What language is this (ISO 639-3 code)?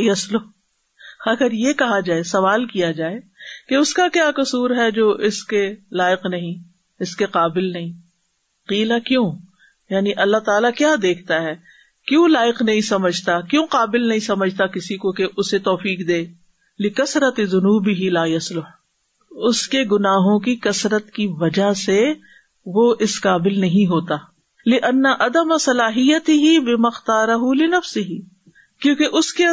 urd